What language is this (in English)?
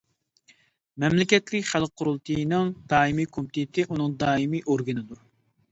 Uyghur